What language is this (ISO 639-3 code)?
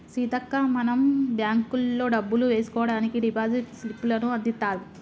tel